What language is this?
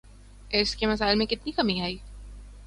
Urdu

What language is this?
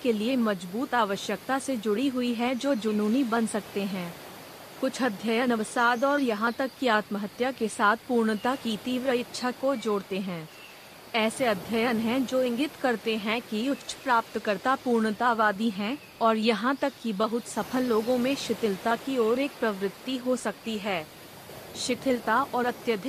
Hindi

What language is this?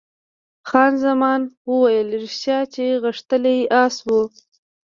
Pashto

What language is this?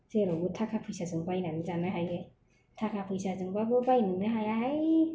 Bodo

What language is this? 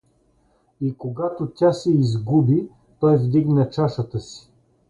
Bulgarian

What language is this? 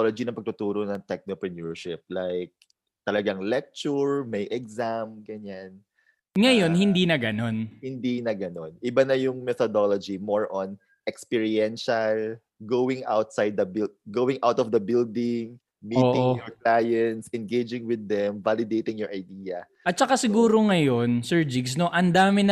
Filipino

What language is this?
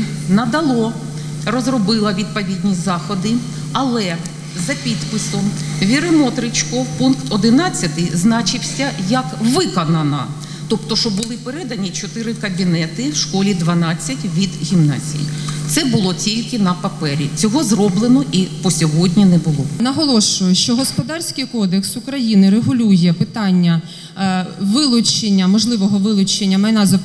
Ukrainian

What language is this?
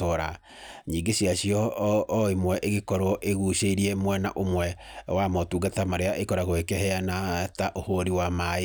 Kikuyu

